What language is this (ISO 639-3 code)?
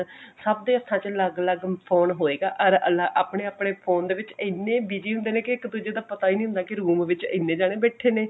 pan